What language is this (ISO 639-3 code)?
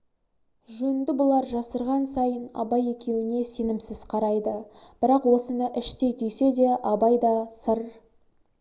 kaz